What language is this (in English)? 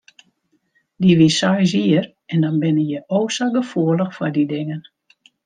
Western Frisian